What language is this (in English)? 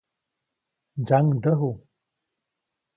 Copainalá Zoque